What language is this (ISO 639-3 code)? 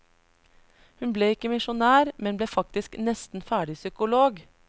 nor